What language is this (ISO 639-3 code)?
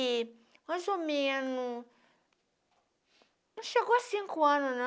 por